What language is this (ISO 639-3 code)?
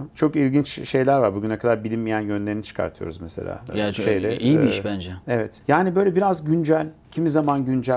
tur